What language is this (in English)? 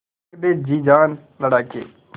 Hindi